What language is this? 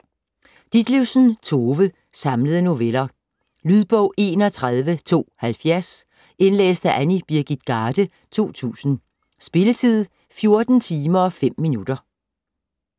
Danish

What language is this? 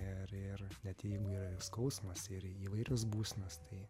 Lithuanian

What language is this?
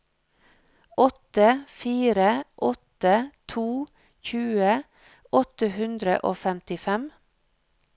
Norwegian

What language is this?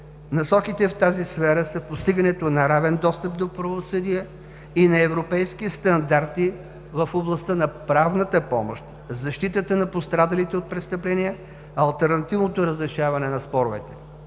Bulgarian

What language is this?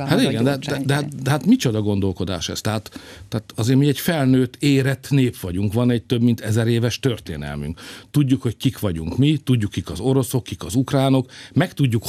Hungarian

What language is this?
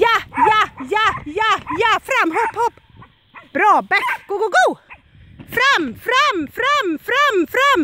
Romanian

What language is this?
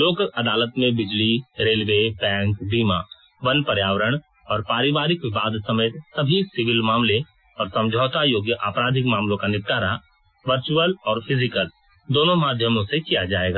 Hindi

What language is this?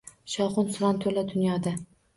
Uzbek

